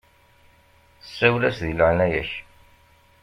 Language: Kabyle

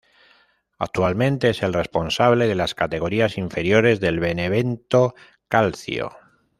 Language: Spanish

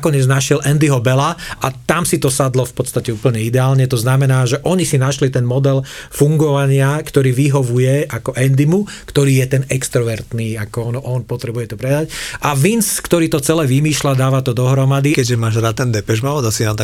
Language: Slovak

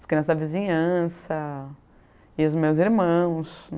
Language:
Portuguese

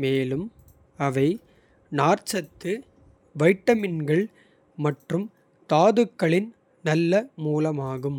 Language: Kota (India)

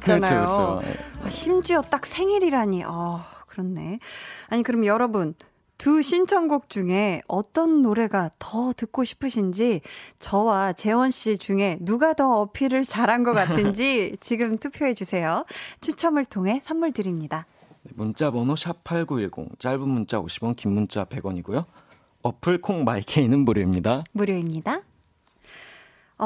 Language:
Korean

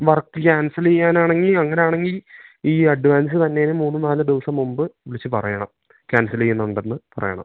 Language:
Malayalam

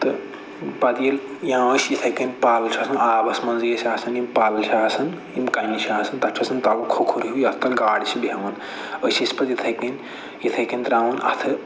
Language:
Kashmiri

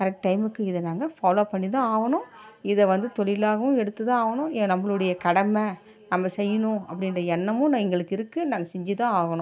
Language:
Tamil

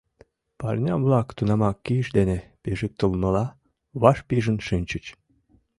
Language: Mari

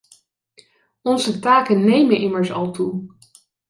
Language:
Dutch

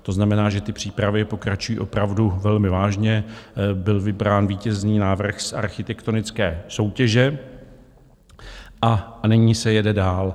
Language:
Czech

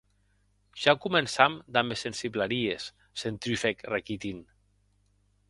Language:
Occitan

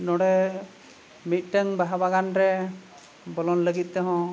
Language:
Santali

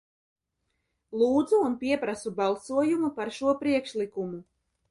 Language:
Latvian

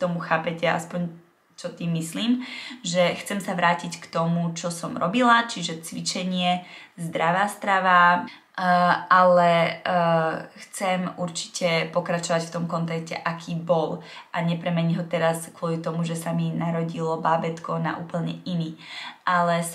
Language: Czech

